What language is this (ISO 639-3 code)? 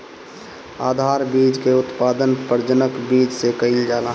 bho